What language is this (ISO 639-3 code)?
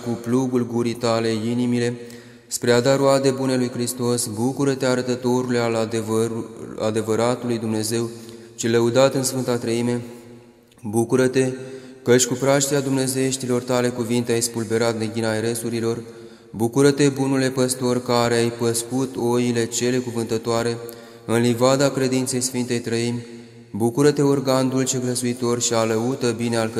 ron